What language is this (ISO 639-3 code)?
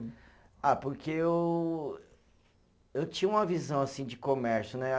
por